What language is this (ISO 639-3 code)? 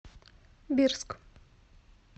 rus